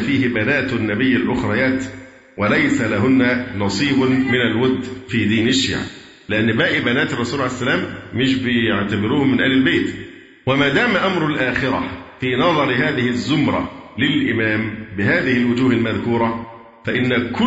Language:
Arabic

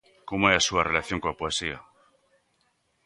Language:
Galician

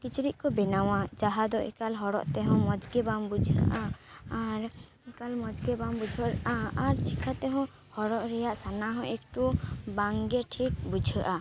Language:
Santali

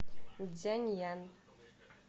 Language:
Russian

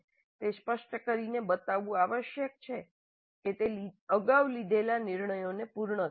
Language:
Gujarati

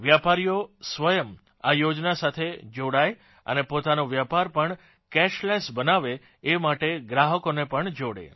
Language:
Gujarati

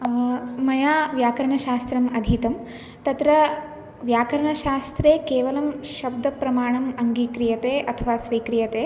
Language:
Sanskrit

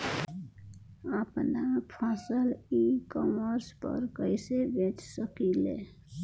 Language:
Bhojpuri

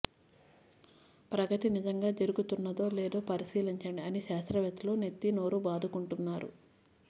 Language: Telugu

